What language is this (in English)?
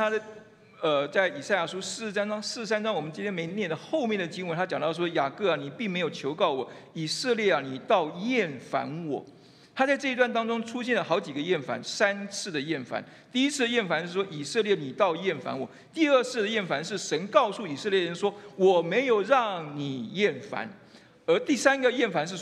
Chinese